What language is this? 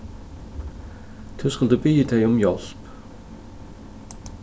Faroese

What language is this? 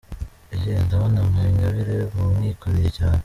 Kinyarwanda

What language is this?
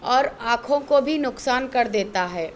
Urdu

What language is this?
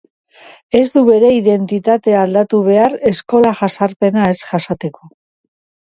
Basque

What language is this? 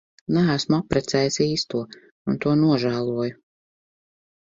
Latvian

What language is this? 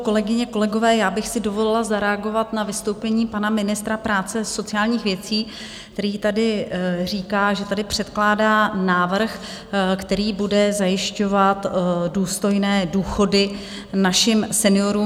Czech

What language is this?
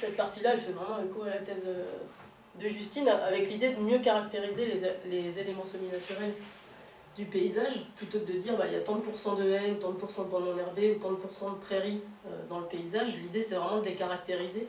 French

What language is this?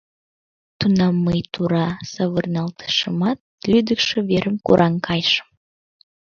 Mari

